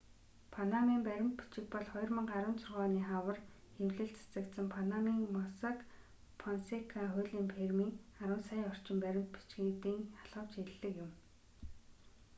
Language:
Mongolian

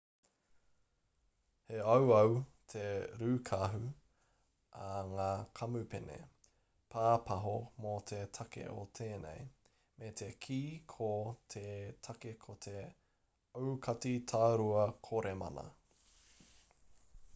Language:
Māori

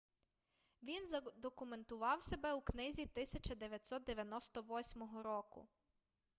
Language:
Ukrainian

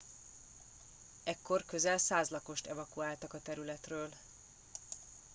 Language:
Hungarian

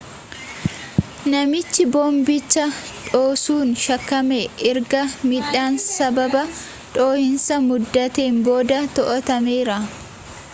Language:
Oromo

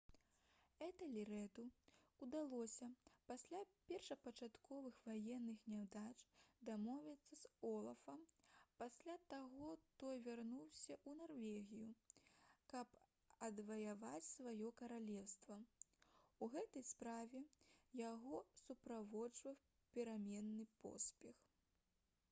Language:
Belarusian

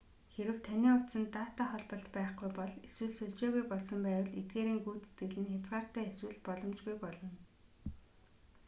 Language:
Mongolian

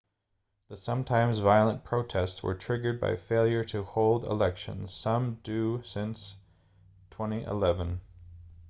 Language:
English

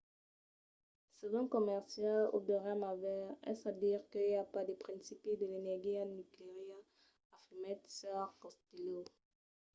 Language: Occitan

